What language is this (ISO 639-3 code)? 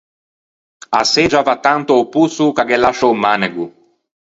lij